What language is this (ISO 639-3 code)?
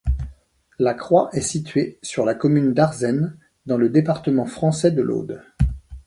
fra